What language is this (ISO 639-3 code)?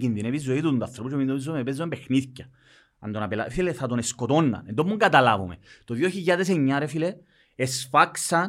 ell